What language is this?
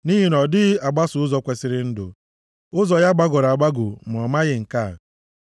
Igbo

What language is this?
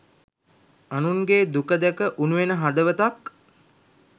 Sinhala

